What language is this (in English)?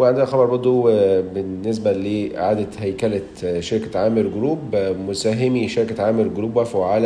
Arabic